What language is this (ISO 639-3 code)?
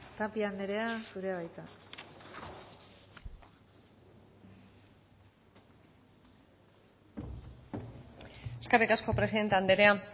eus